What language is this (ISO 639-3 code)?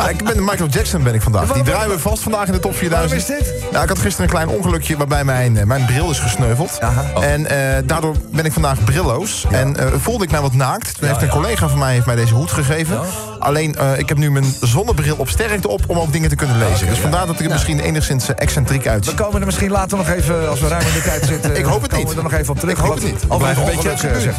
nld